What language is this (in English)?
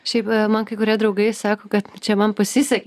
Lithuanian